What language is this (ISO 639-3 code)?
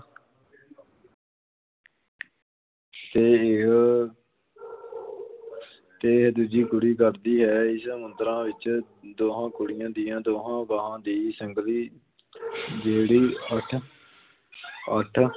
pan